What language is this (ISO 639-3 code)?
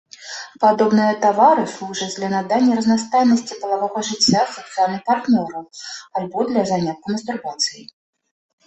bel